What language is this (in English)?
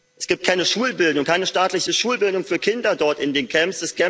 German